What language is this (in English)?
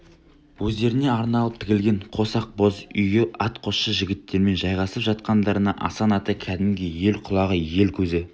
Kazakh